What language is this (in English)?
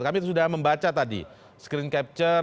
Indonesian